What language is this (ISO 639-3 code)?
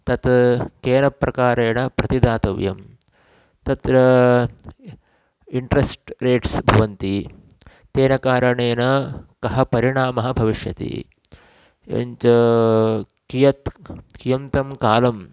san